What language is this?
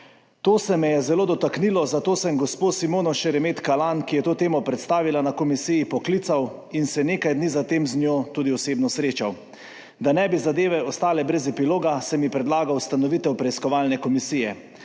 Slovenian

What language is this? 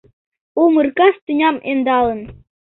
Mari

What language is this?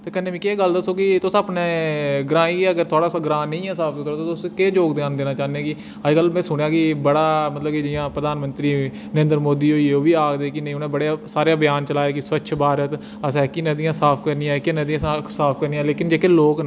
Dogri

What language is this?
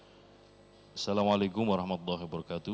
Indonesian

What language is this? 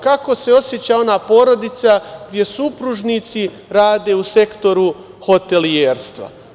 Serbian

